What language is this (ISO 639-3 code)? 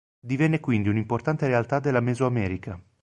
ita